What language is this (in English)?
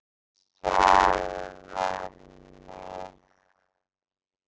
Icelandic